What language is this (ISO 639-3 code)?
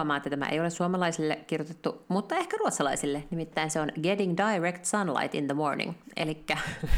fin